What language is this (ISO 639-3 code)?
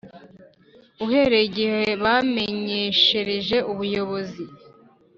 kin